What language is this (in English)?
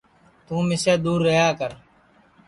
Sansi